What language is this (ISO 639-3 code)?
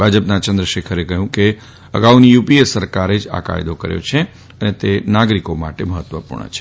guj